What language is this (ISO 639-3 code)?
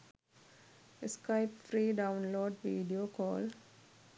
sin